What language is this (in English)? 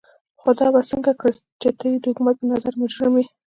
Pashto